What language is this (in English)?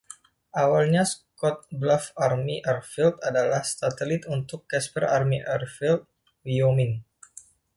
Indonesian